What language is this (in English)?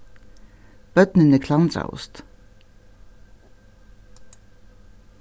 Faroese